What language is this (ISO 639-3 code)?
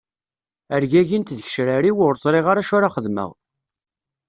kab